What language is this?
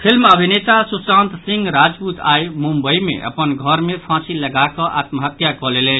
Maithili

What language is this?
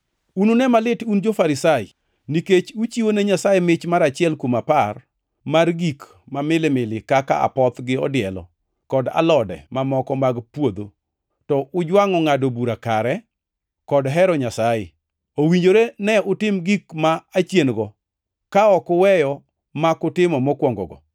Luo (Kenya and Tanzania)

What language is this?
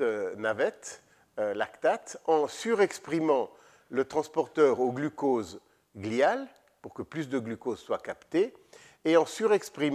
French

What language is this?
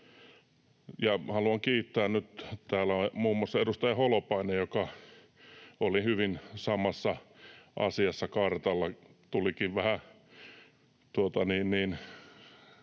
Finnish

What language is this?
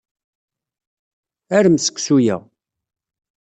Kabyle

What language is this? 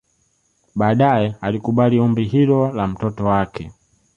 Swahili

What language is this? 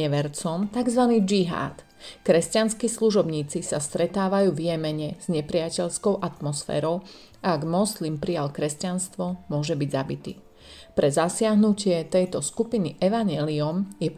Slovak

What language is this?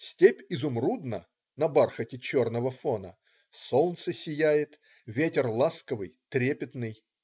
Russian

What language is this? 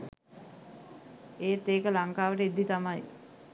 Sinhala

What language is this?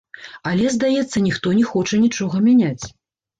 Belarusian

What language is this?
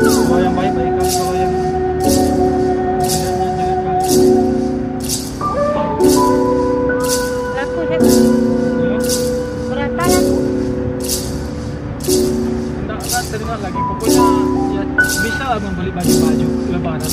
Indonesian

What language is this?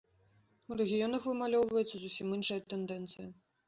Belarusian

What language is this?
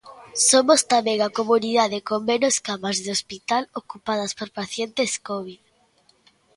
Galician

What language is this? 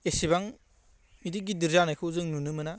Bodo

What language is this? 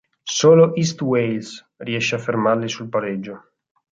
Italian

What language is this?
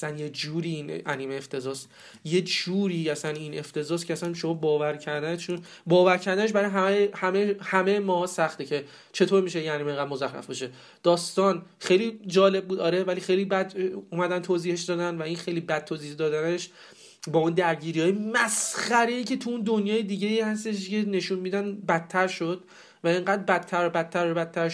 Persian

